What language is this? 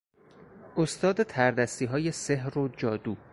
Persian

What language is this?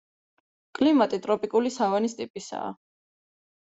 Georgian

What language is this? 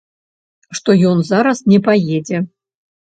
Belarusian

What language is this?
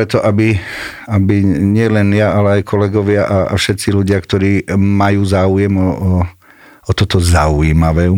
Slovak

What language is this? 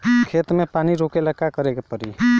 Bhojpuri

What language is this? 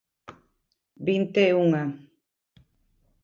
Galician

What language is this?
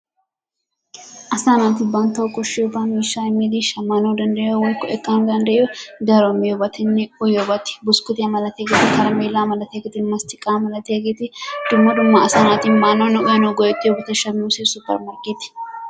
Wolaytta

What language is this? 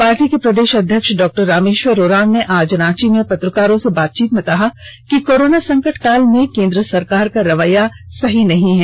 Hindi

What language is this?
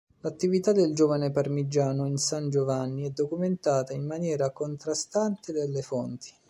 Italian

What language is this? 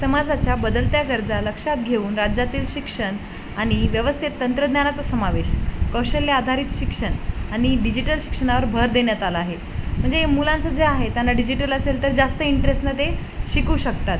Marathi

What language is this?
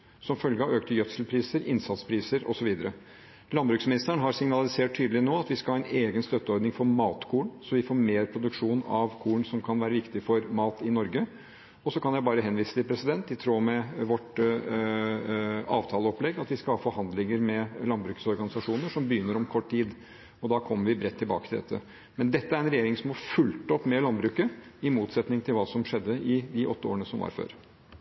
Norwegian Bokmål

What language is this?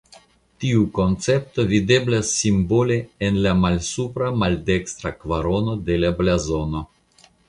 Esperanto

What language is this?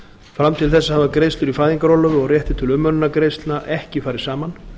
Icelandic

